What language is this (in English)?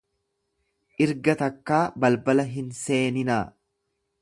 Oromo